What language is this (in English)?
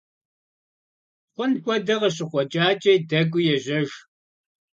Kabardian